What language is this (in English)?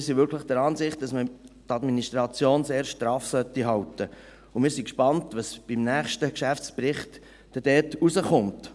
Swiss German